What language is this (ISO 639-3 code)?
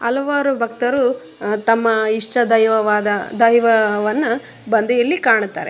kan